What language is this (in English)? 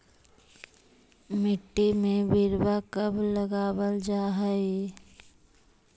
Magahi